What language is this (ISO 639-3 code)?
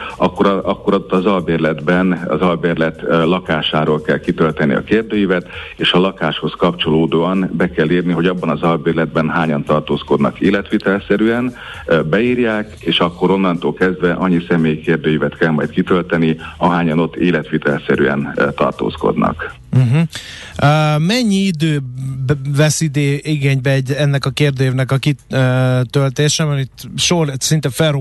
hun